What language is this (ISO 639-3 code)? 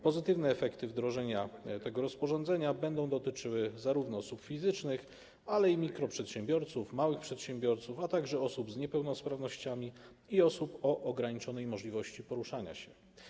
pol